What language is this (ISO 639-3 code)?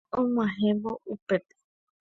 grn